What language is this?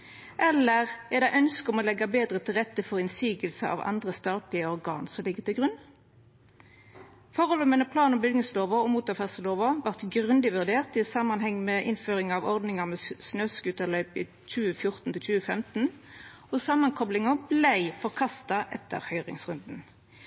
Norwegian Nynorsk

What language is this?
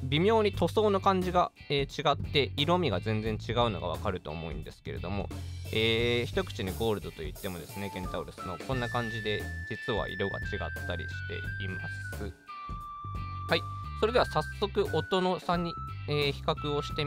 Japanese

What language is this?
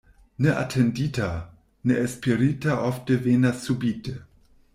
Esperanto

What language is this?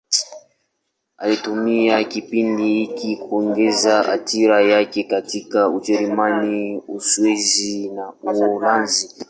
Swahili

